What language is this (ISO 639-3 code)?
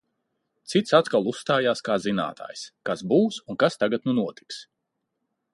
lav